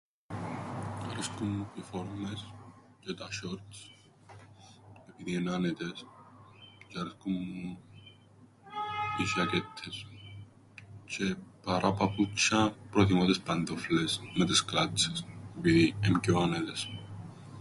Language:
Greek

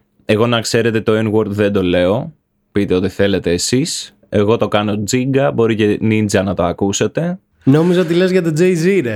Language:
Greek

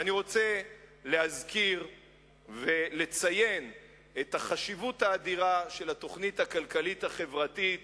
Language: Hebrew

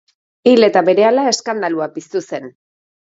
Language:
Basque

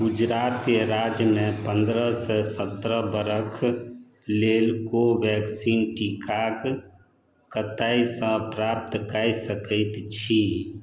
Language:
Maithili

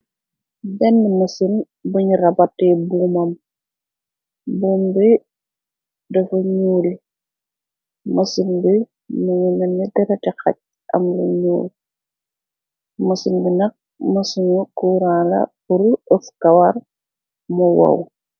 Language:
Wolof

